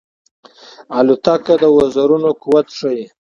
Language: Pashto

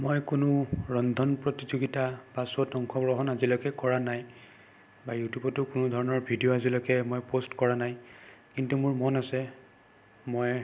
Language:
Assamese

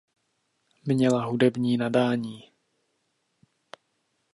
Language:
Czech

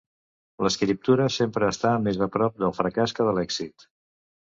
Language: Catalan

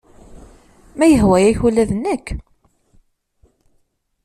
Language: Kabyle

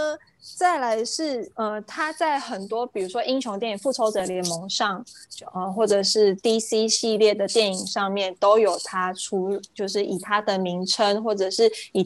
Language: Chinese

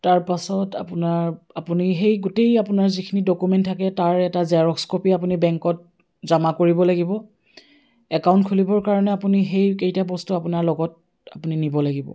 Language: Assamese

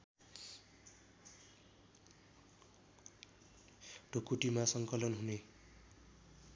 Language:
Nepali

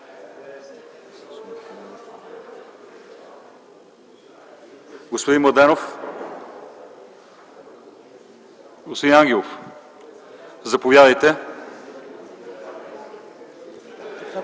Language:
Bulgarian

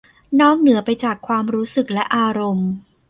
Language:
Thai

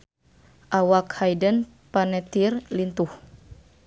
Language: Sundanese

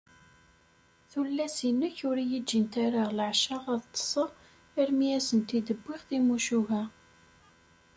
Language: Kabyle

